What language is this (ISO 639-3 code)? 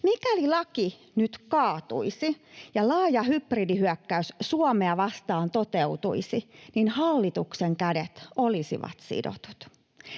fin